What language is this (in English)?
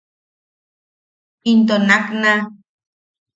Yaqui